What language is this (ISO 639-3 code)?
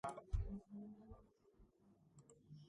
kat